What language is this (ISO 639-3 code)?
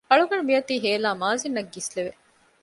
div